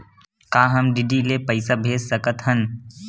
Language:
Chhattisgarhi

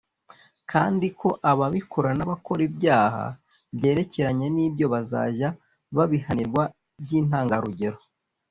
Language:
Kinyarwanda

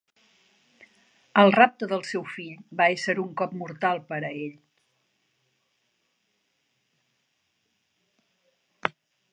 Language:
Catalan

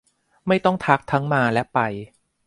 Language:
Thai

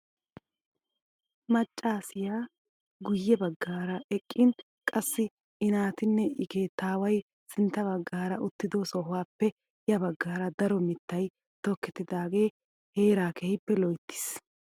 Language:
Wolaytta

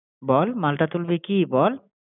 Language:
Bangla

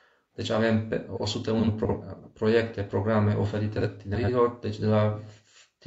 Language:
Romanian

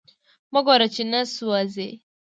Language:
Pashto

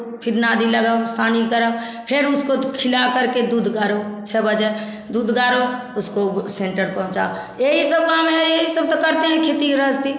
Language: Hindi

